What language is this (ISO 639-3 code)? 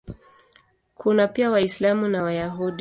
swa